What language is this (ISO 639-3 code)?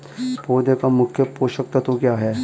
hin